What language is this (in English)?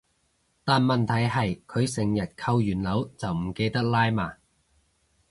Cantonese